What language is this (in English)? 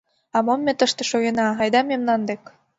Mari